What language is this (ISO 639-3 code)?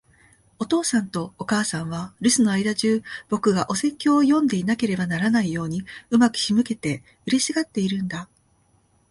jpn